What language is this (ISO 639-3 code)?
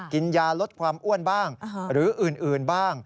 tha